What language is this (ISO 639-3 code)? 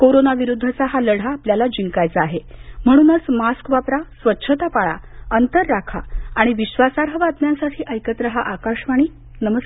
mar